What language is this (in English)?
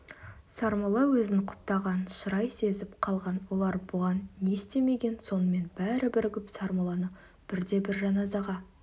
Kazakh